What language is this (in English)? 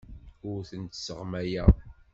Kabyle